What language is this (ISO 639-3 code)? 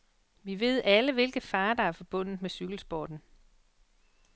dan